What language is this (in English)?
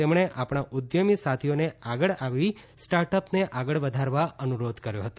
Gujarati